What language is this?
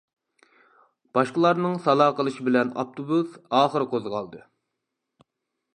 Uyghur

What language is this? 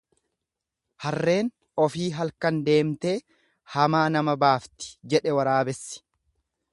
Oromo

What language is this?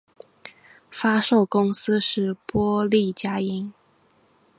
Chinese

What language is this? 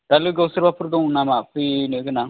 Bodo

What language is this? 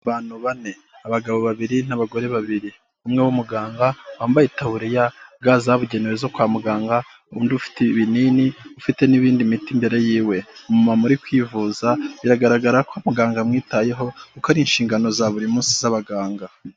Kinyarwanda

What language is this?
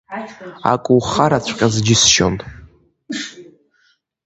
Abkhazian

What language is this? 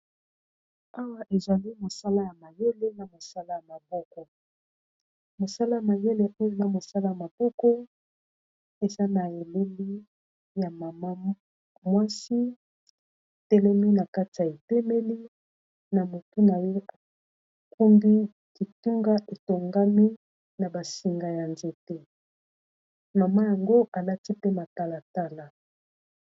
Lingala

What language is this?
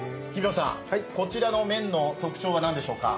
Japanese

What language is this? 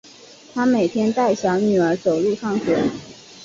Chinese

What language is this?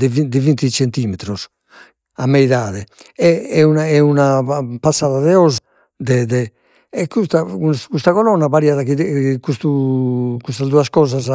Sardinian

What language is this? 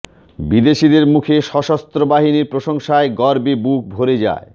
Bangla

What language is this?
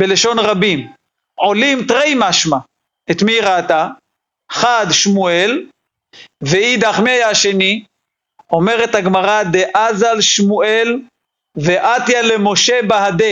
Hebrew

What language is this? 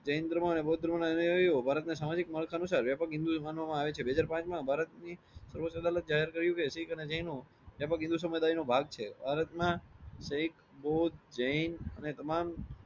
Gujarati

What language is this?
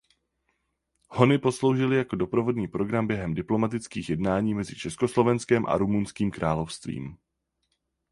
Czech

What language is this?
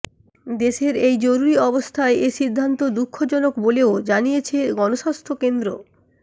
Bangla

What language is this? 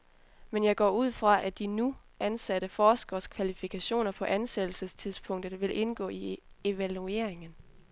Danish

